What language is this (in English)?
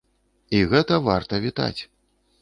Belarusian